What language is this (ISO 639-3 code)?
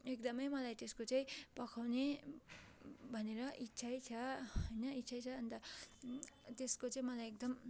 nep